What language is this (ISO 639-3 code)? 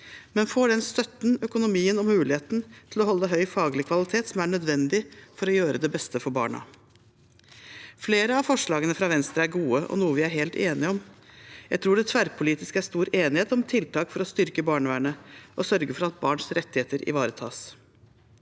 nor